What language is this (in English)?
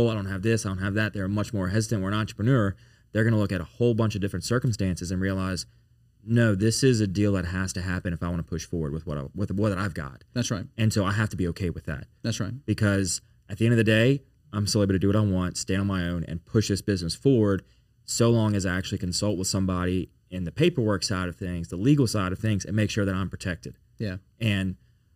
English